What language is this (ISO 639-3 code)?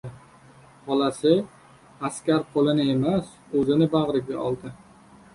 uzb